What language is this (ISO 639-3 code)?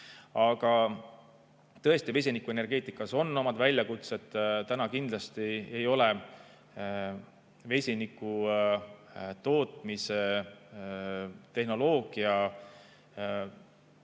est